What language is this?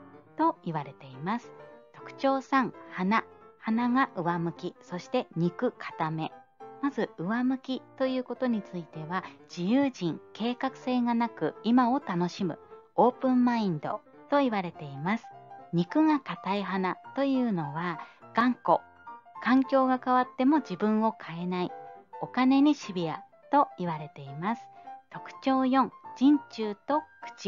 Japanese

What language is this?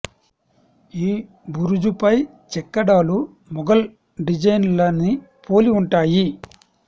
Telugu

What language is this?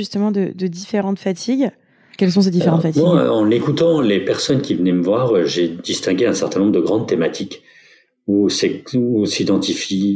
French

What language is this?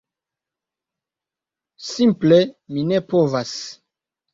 Esperanto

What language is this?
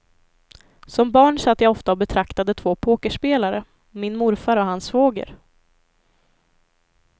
Swedish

